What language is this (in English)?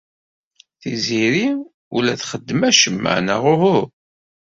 Kabyle